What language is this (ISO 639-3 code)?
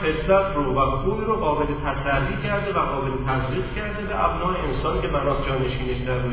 fas